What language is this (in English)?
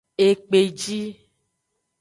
Aja (Benin)